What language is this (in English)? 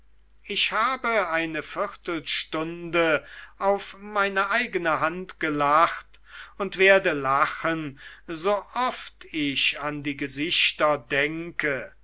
German